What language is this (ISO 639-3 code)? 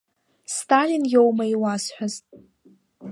abk